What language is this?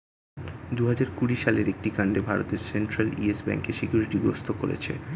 Bangla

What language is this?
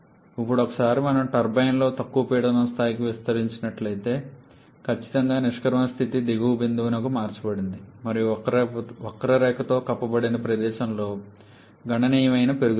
Telugu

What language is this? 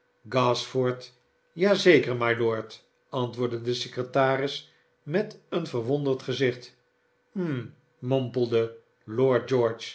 Dutch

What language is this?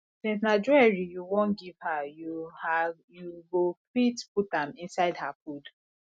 Nigerian Pidgin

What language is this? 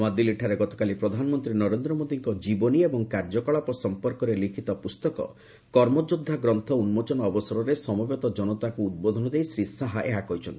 Odia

